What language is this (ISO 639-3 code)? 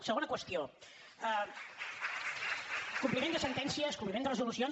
cat